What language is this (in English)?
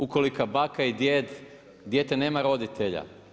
Croatian